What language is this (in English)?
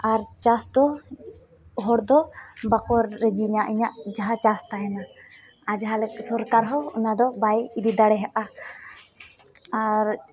Santali